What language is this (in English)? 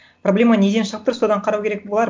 Kazakh